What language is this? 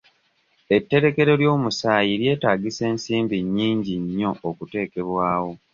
Ganda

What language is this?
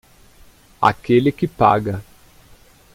Portuguese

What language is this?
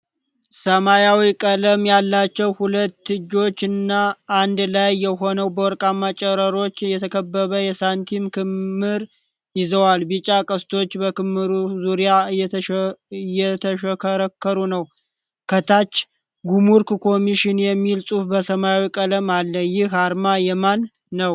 Amharic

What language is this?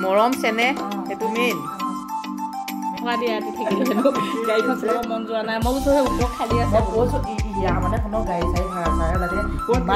Thai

